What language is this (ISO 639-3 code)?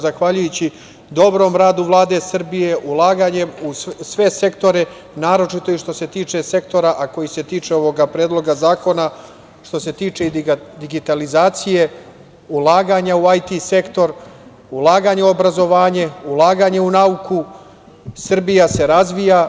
srp